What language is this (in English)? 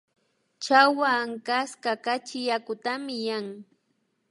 Imbabura Highland Quichua